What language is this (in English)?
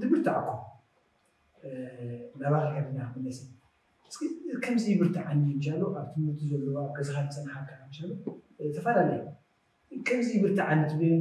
Arabic